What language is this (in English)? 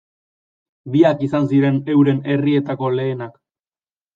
Basque